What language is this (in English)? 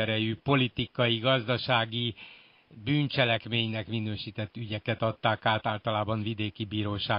Hungarian